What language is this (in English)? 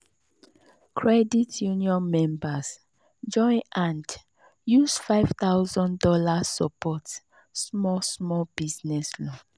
Nigerian Pidgin